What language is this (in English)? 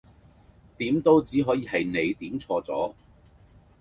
Cantonese